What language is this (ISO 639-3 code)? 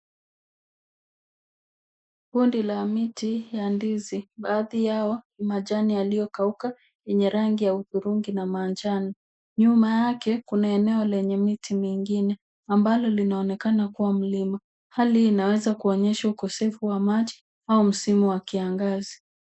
swa